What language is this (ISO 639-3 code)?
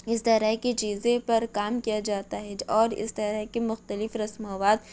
urd